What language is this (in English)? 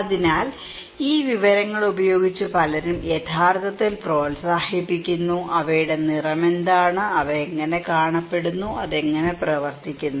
Malayalam